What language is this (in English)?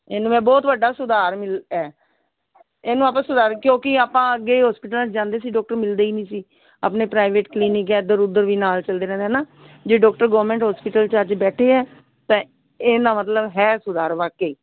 Punjabi